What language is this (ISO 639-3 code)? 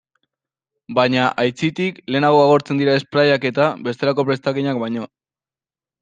eus